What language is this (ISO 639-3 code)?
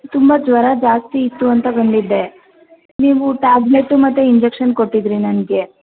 kan